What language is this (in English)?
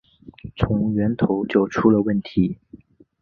Chinese